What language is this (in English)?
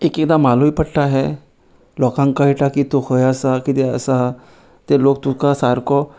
Konkani